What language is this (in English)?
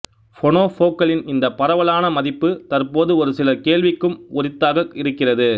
Tamil